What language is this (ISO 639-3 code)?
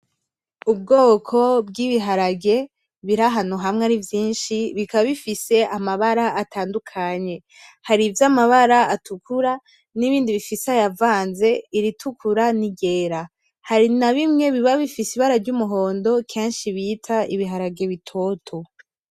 run